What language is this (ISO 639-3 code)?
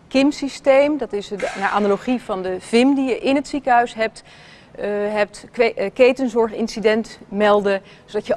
nld